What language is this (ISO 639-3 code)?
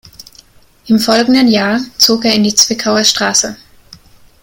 deu